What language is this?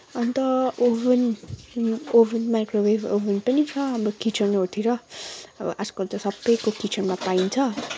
Nepali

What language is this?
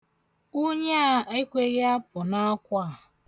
Igbo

